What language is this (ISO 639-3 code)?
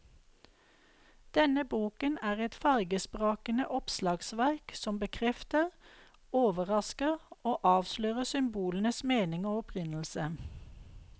nor